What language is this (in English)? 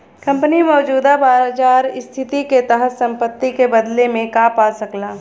Bhojpuri